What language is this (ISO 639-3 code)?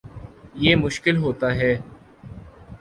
urd